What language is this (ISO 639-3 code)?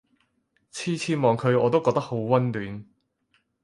yue